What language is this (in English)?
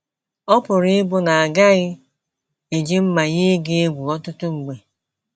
Igbo